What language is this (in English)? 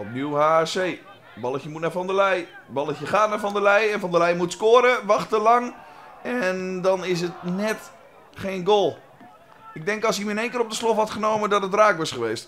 Dutch